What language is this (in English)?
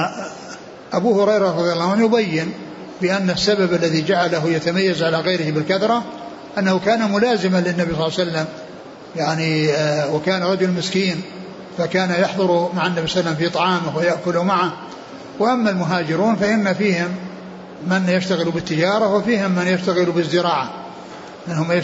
Arabic